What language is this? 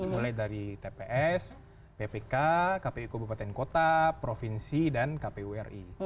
Indonesian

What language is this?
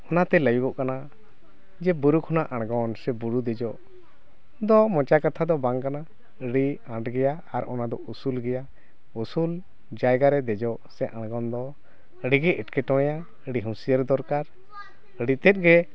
Santali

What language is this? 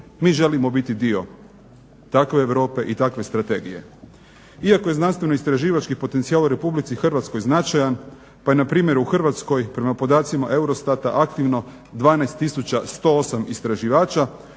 Croatian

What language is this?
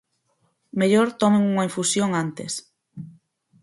Galician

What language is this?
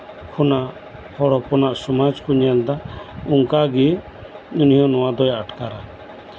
Santali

